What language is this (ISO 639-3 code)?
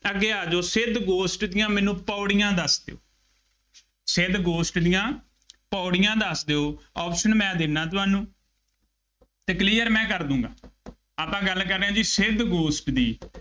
pan